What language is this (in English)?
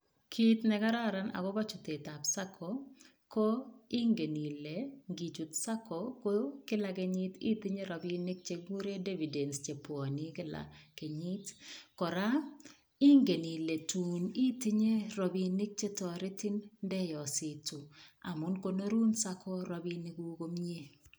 Kalenjin